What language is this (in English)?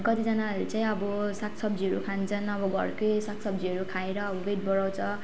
Nepali